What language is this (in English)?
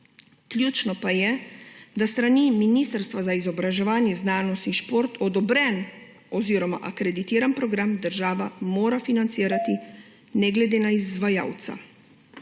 Slovenian